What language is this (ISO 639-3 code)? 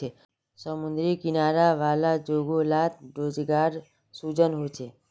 mag